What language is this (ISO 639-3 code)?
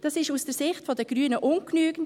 gsw